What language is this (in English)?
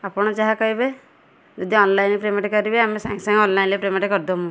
Odia